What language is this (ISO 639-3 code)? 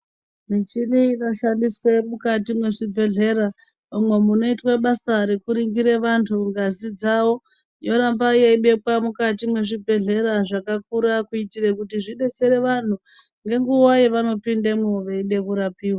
ndc